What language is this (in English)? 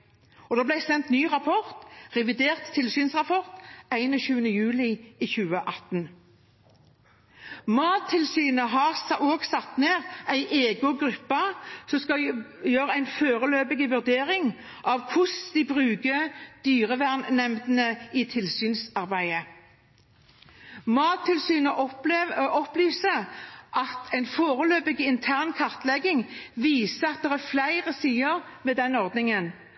Norwegian Bokmål